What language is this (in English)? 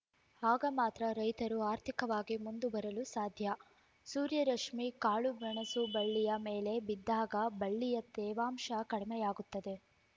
Kannada